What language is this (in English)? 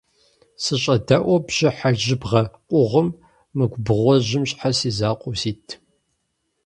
Kabardian